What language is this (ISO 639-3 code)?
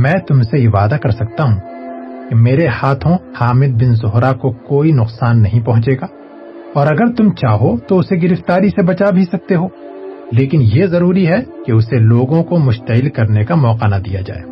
urd